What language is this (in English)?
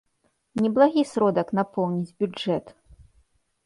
Belarusian